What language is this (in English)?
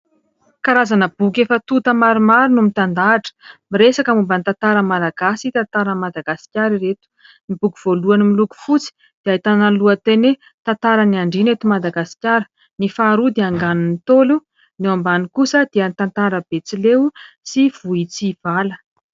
Malagasy